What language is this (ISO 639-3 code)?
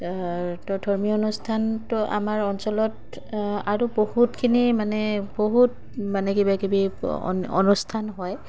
asm